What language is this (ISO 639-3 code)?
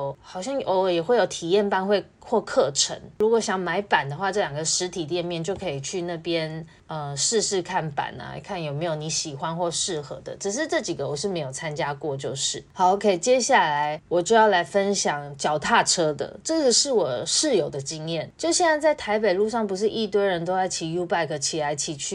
zho